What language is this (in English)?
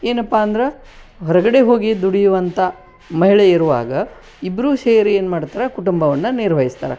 Kannada